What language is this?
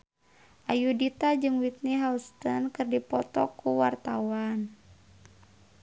Sundanese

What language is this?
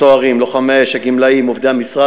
Hebrew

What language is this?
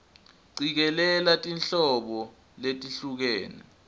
Swati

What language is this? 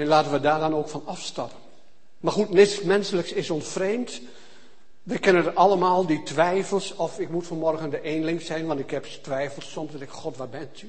Dutch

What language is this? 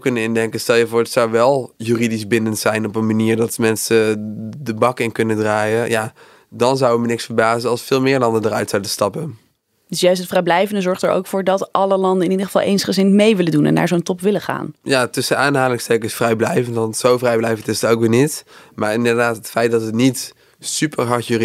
Dutch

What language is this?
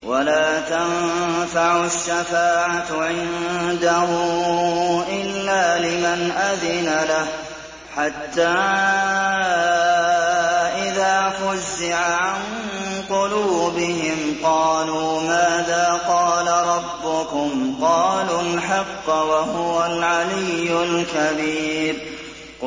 Arabic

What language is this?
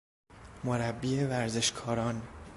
Persian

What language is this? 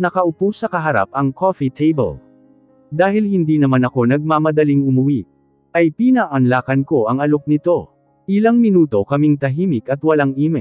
Filipino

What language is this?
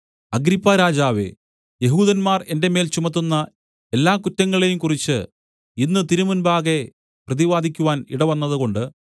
Malayalam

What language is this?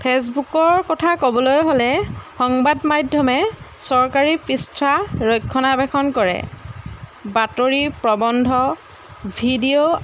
Assamese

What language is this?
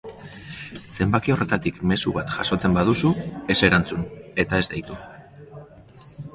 Basque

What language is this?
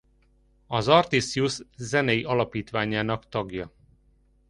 Hungarian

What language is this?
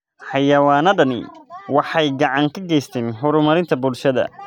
Somali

